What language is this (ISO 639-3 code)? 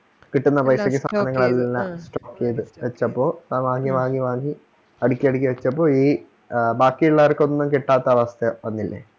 mal